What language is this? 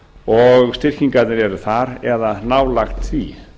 Icelandic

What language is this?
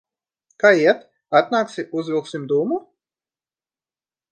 Latvian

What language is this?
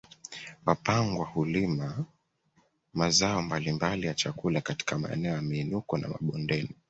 Swahili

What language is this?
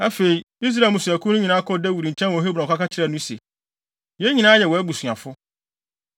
Akan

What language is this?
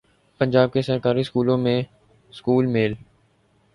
Urdu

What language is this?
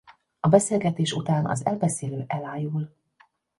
Hungarian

